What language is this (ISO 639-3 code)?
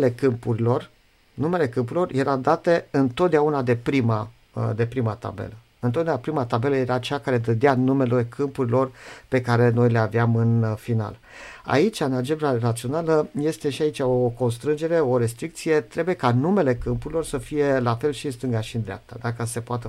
ron